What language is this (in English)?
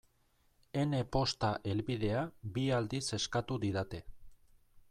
Basque